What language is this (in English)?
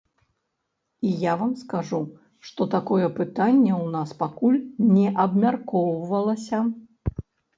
Belarusian